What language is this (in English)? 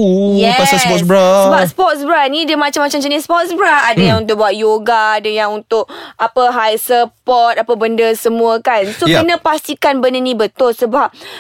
Malay